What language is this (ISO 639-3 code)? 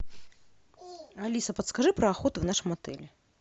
rus